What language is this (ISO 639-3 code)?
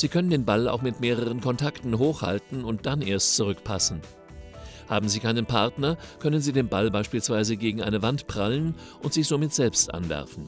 deu